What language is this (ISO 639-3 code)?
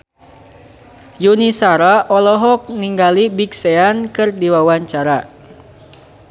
sun